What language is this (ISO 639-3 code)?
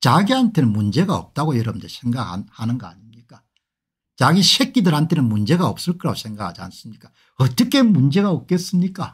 kor